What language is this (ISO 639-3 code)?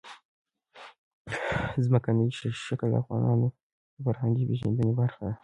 pus